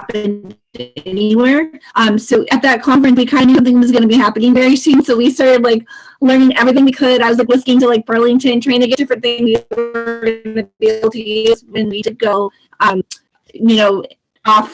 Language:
English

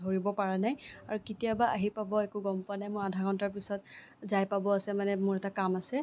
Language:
Assamese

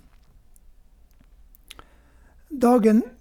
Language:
Norwegian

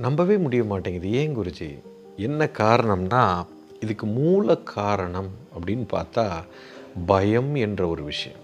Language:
Tamil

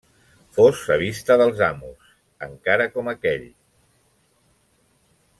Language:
Catalan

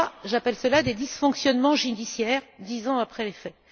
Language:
French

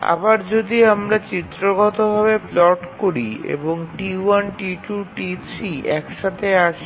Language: Bangla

